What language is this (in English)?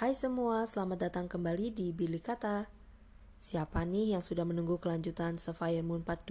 Indonesian